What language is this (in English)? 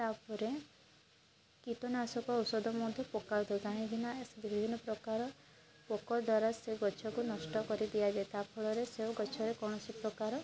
Odia